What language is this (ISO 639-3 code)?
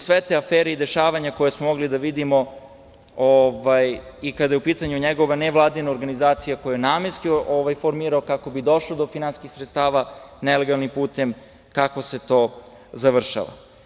srp